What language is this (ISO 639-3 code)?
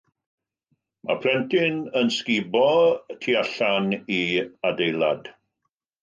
cym